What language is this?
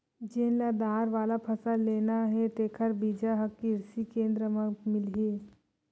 Chhattisgarhi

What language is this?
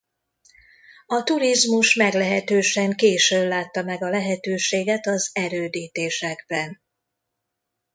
Hungarian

